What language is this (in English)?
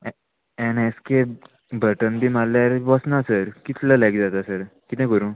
Konkani